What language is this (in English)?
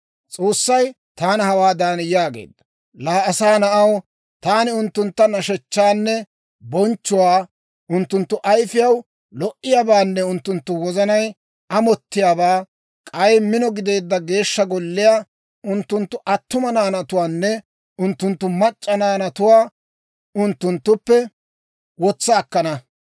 Dawro